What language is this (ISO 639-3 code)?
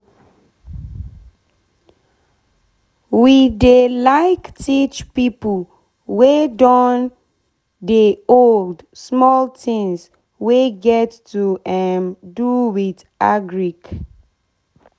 pcm